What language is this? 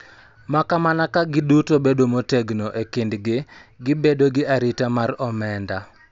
Luo (Kenya and Tanzania)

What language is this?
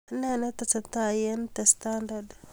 Kalenjin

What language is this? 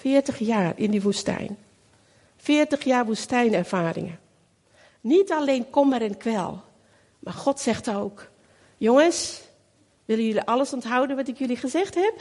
Dutch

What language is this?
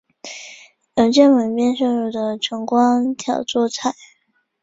Chinese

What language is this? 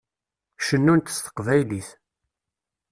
Kabyle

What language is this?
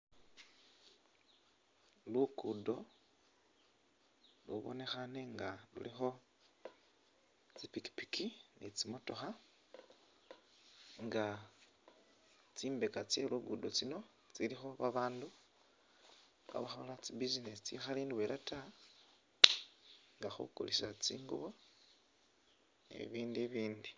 Masaaba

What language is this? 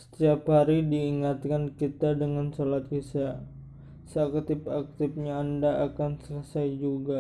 Indonesian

